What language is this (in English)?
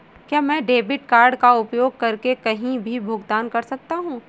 Hindi